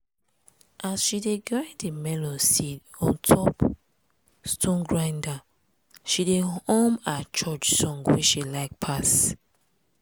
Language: Nigerian Pidgin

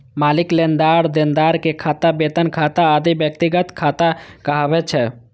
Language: Maithili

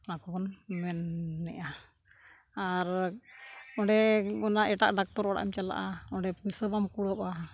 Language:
Santali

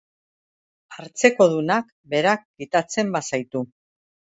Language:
Basque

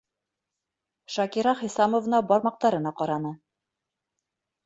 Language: Bashkir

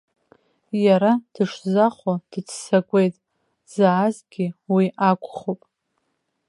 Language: Abkhazian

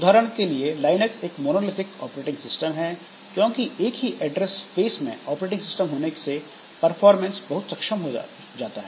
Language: Hindi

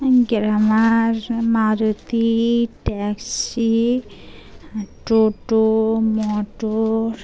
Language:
Bangla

